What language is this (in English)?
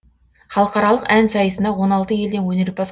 Kazakh